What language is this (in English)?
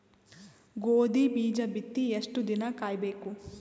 Kannada